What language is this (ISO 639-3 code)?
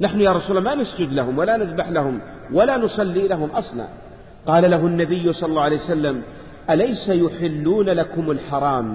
ara